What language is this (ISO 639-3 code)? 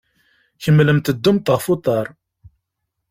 kab